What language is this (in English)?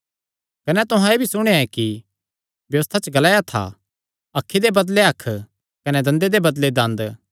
Kangri